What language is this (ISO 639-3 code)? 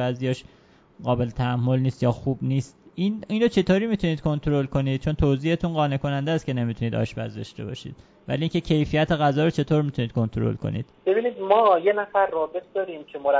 fas